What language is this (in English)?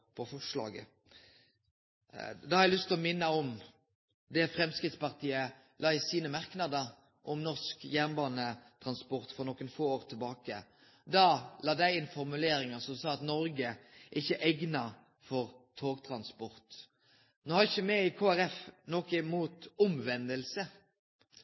Norwegian Nynorsk